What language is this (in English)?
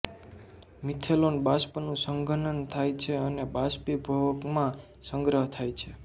Gujarati